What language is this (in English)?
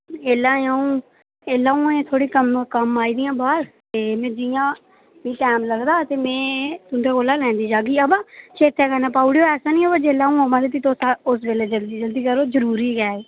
Dogri